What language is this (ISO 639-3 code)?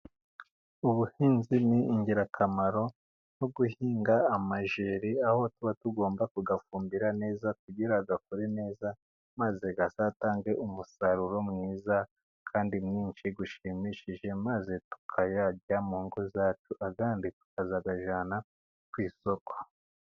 kin